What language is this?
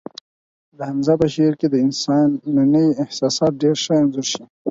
Pashto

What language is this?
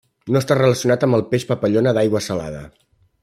Catalan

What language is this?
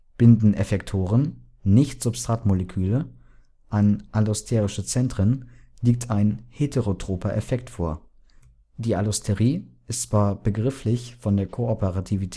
German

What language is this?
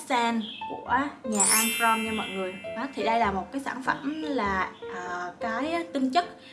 Vietnamese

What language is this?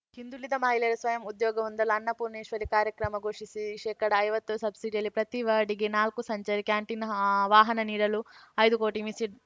Kannada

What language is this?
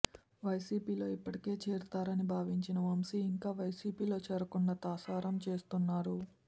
Telugu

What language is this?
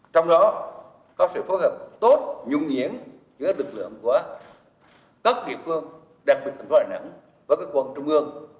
Vietnamese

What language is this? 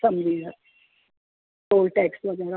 Sindhi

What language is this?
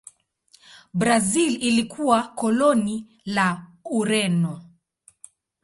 Swahili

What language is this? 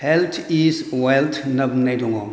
Bodo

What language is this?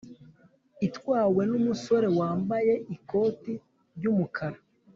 Kinyarwanda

